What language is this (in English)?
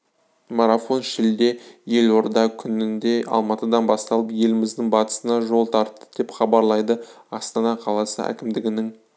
Kazakh